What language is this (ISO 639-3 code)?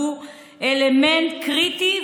heb